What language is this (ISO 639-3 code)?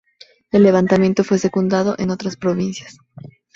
spa